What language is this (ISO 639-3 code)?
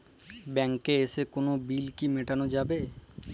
ben